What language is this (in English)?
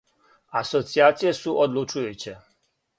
Serbian